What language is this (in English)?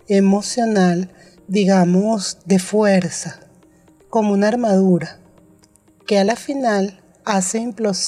Spanish